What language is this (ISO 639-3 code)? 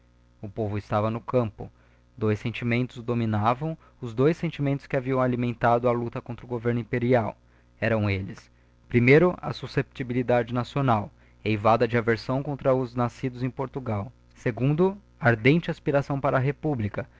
por